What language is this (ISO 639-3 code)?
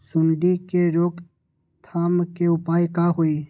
mag